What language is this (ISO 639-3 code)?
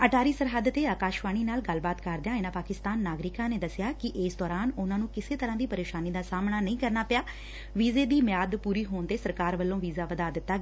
pan